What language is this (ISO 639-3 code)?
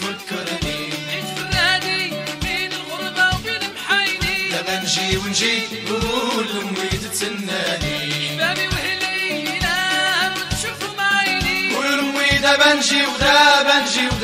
ara